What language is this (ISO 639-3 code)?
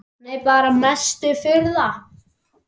isl